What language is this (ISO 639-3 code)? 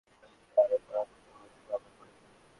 ben